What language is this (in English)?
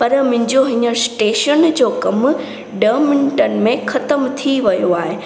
Sindhi